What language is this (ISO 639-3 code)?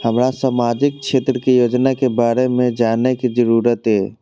mai